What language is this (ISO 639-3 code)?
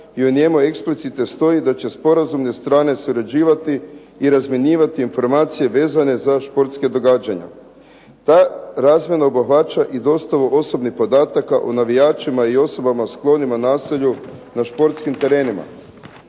hrv